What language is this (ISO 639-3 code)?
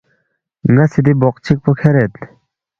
bft